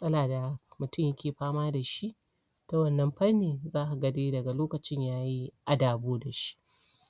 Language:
Hausa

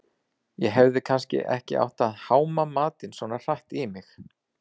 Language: Icelandic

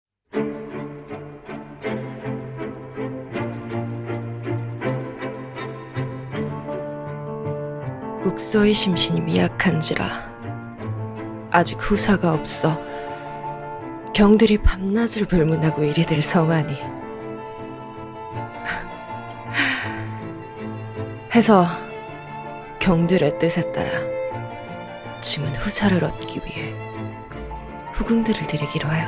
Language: Korean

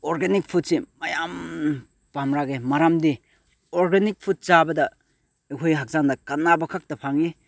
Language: Manipuri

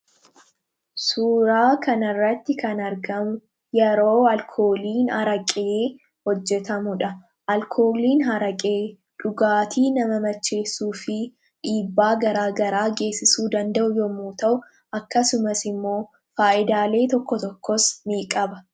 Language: Oromo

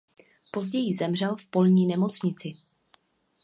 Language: Czech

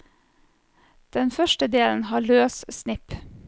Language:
Norwegian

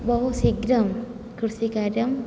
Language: Sanskrit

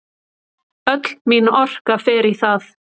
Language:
Icelandic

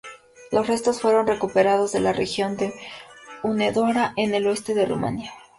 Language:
Spanish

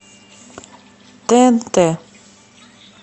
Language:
Russian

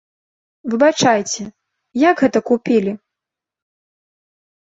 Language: Belarusian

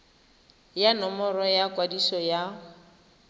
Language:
Tswana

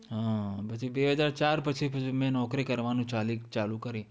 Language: Gujarati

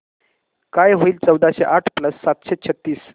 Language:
Marathi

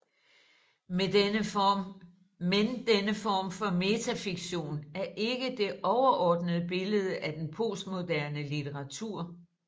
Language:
Danish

